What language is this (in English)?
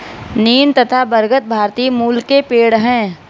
Hindi